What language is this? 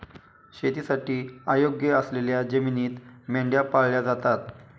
Marathi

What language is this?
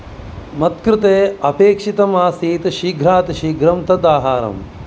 Sanskrit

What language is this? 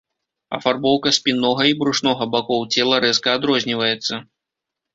Belarusian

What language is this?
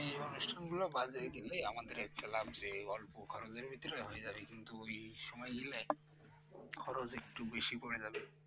Bangla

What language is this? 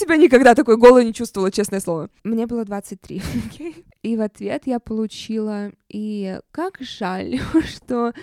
Russian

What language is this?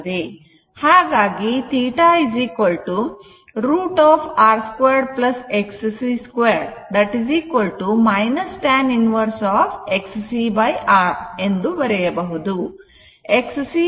Kannada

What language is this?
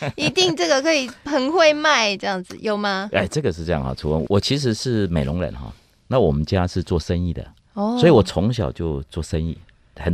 Chinese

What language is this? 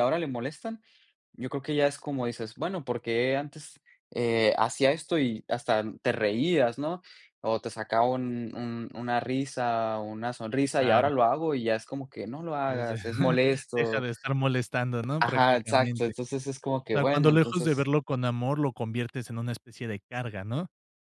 Spanish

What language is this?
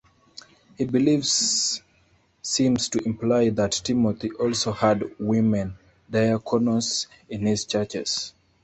English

